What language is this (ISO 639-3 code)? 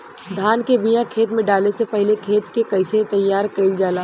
bho